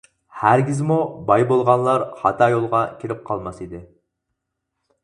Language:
Uyghur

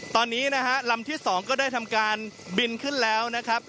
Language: Thai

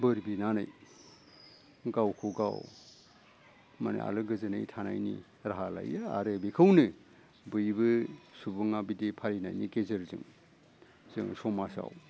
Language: Bodo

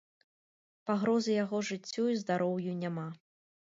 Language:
Belarusian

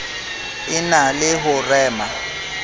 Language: Southern Sotho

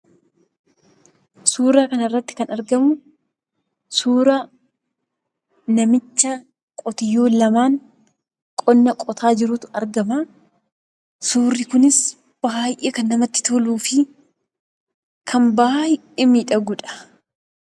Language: Oromo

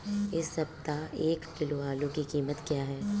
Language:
Hindi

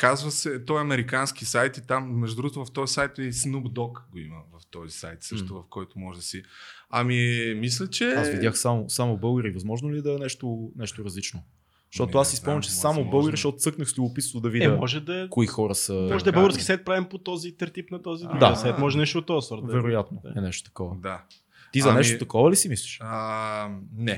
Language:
Bulgarian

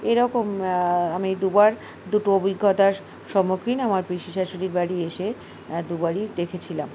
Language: Bangla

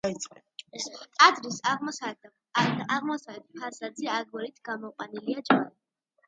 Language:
Georgian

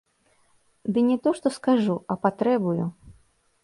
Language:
Belarusian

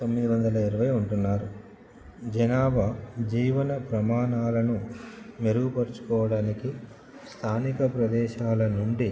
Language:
Telugu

